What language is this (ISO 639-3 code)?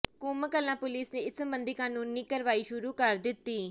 pan